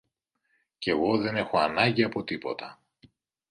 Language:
Greek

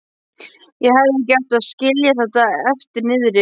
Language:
Icelandic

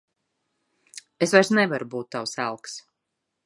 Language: Latvian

